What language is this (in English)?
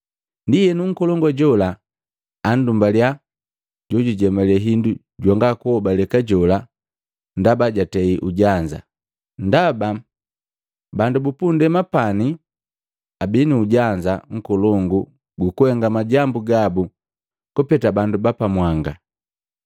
Matengo